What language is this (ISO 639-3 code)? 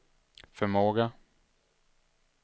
swe